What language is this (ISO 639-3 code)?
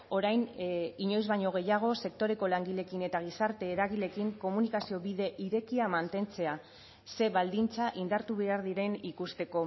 eus